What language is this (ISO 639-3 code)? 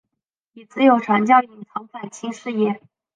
zho